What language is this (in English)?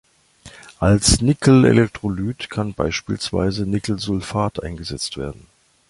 German